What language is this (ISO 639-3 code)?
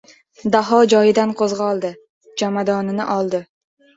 uzb